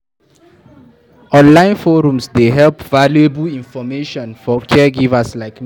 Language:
Nigerian Pidgin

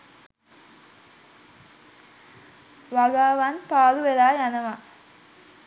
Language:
Sinhala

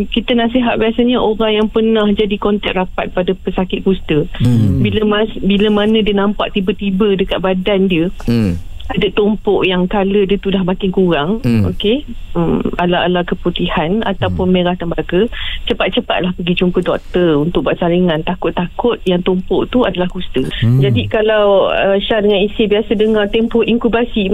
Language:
Malay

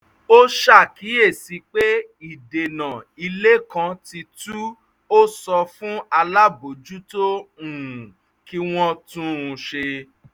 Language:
Yoruba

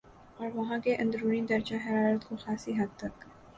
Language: Urdu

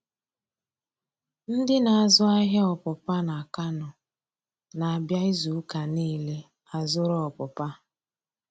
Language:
Igbo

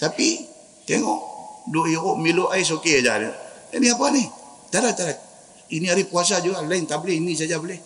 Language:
Malay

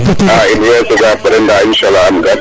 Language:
Serer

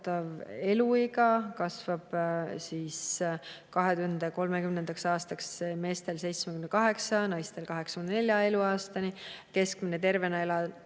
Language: Estonian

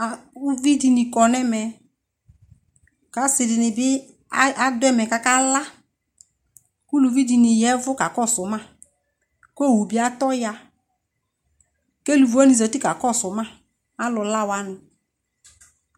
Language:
Ikposo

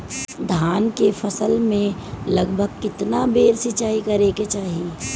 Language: Bhojpuri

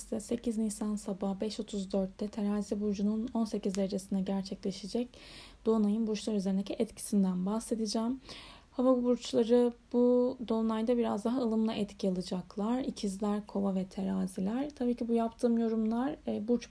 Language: Turkish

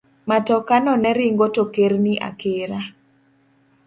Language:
Luo (Kenya and Tanzania)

